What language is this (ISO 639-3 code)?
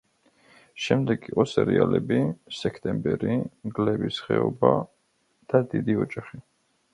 kat